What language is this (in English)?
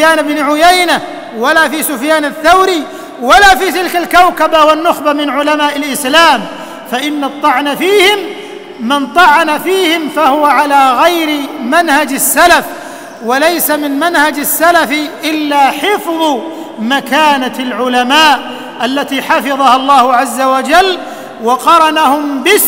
Arabic